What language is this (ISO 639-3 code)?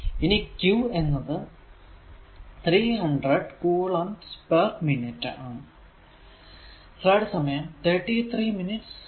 mal